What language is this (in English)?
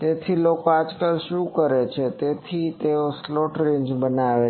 Gujarati